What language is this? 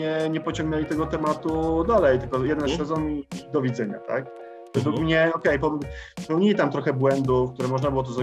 Polish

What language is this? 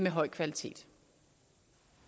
Danish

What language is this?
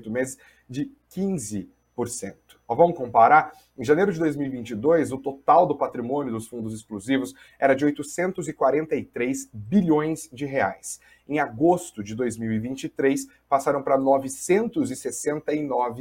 Portuguese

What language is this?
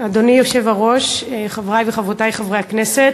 Hebrew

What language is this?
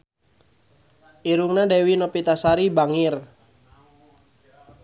Sundanese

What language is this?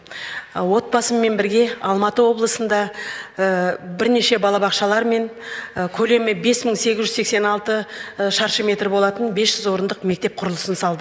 Kazakh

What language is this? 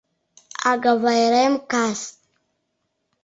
Mari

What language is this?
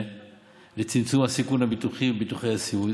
Hebrew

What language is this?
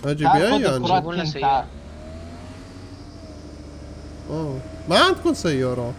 Arabic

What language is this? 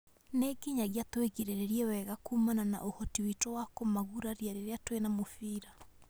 Kikuyu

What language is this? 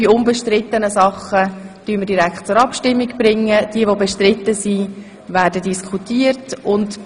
Swiss German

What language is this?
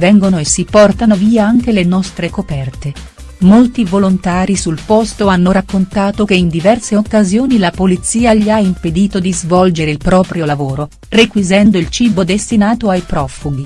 Italian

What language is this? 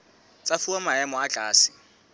Southern Sotho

